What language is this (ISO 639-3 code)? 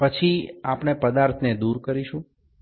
ben